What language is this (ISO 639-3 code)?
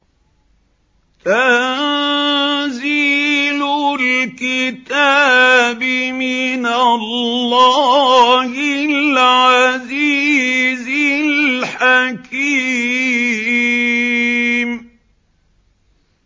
ara